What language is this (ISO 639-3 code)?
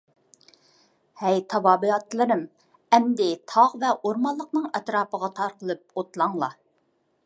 uig